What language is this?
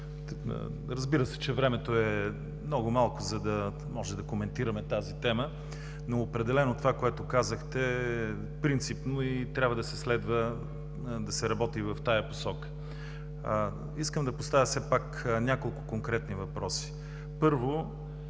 Bulgarian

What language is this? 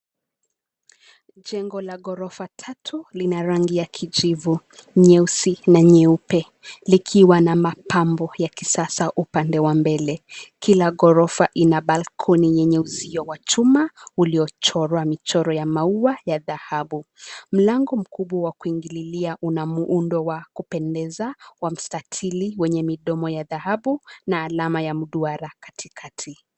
Swahili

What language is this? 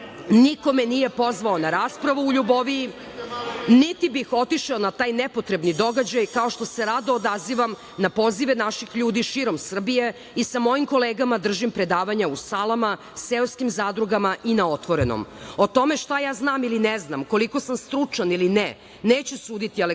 Serbian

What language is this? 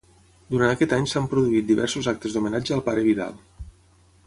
Catalan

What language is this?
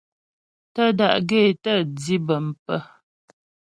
Ghomala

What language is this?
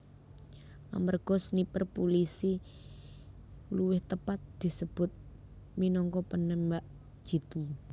Javanese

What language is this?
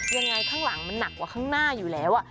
Thai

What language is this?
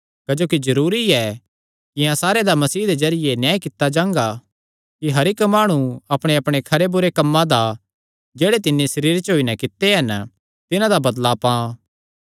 Kangri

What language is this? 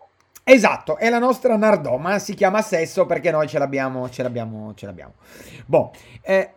Italian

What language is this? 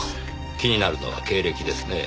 Japanese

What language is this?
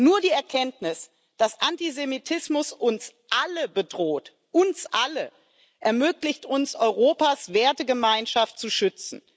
German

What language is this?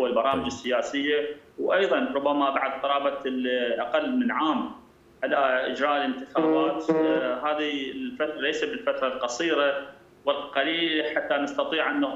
Arabic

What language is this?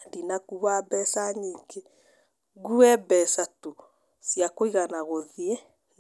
Kikuyu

